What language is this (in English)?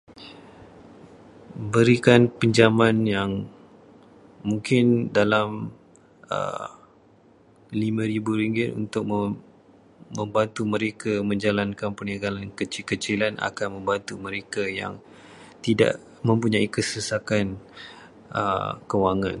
Malay